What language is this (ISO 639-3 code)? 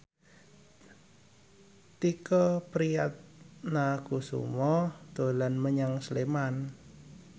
jav